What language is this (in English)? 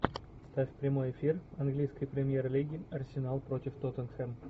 Russian